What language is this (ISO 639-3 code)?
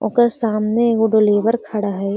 mag